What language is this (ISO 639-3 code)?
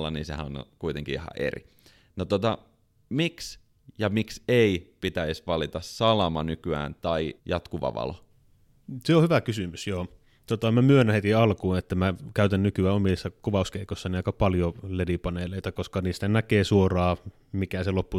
fin